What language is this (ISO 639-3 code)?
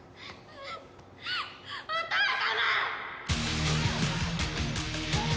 jpn